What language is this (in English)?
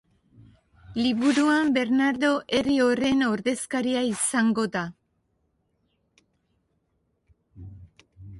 Basque